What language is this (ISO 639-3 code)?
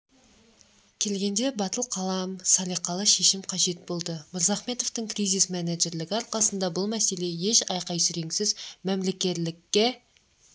kaz